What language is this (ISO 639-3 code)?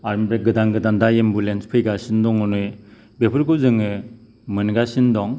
brx